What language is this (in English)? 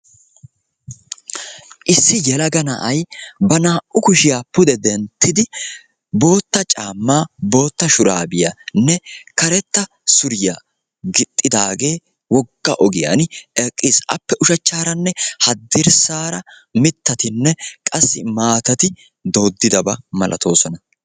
Wolaytta